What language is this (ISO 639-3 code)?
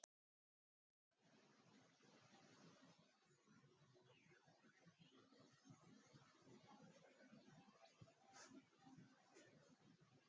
isl